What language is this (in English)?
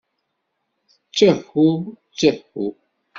Kabyle